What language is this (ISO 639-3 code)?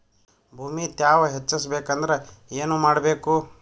kan